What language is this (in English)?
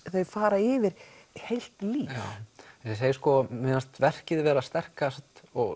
Icelandic